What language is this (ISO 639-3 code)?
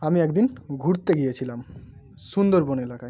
ben